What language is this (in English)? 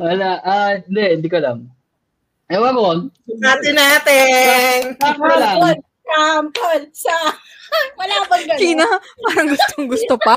Filipino